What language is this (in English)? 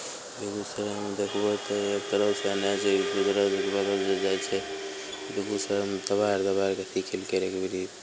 Maithili